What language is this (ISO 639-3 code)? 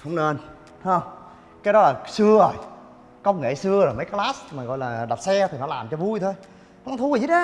vie